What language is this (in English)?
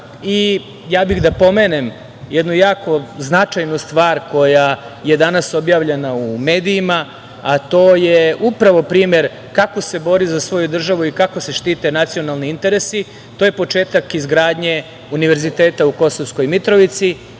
Serbian